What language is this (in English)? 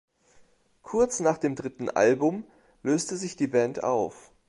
German